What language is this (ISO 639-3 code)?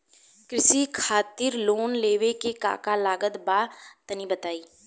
bho